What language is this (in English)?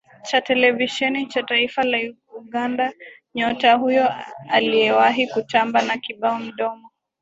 Swahili